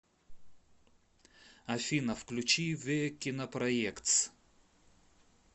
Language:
Russian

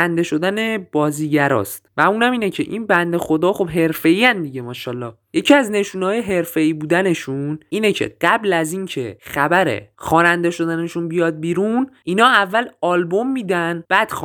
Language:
Persian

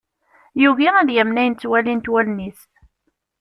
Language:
Kabyle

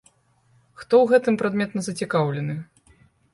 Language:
Belarusian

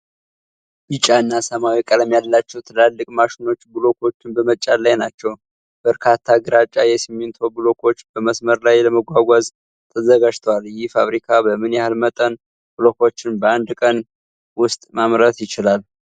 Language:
Amharic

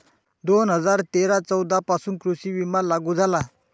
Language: Marathi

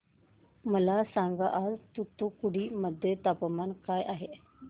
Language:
Marathi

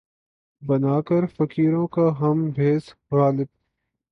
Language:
Urdu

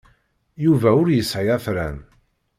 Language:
Kabyle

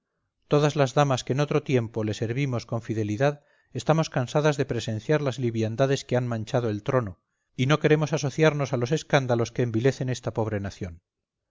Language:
Spanish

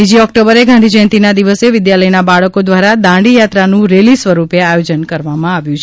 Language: Gujarati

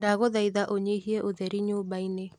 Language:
Kikuyu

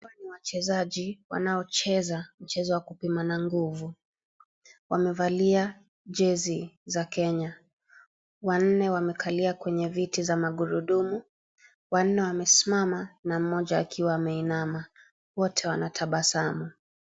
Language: Swahili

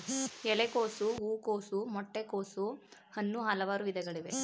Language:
Kannada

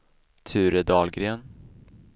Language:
Swedish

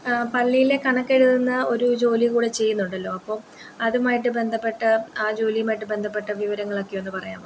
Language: Malayalam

